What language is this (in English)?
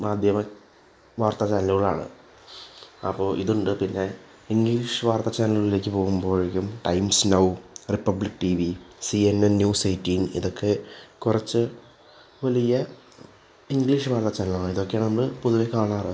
Malayalam